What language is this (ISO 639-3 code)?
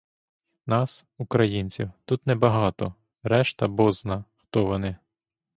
ukr